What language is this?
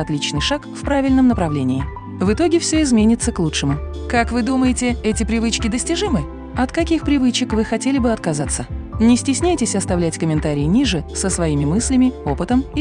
Russian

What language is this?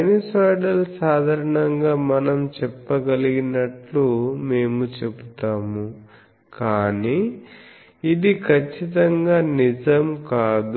Telugu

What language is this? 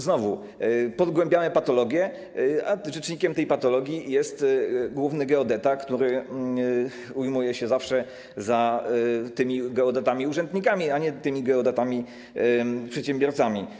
Polish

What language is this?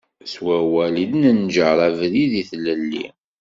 Kabyle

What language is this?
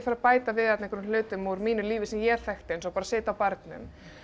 Icelandic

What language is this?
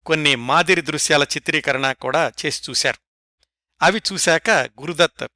Telugu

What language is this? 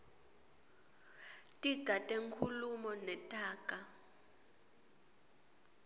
Swati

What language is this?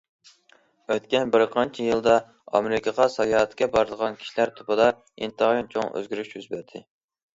Uyghur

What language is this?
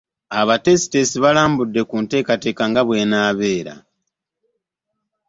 Ganda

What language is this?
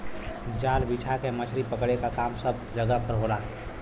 Bhojpuri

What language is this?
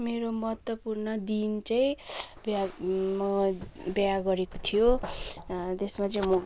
Nepali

